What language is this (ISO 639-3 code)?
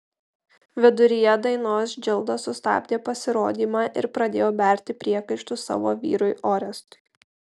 lit